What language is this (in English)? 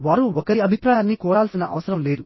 Telugu